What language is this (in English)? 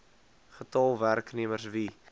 Afrikaans